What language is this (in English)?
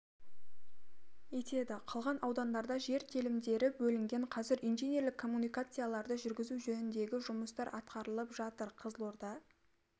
Kazakh